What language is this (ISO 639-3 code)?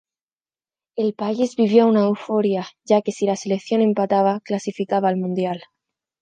spa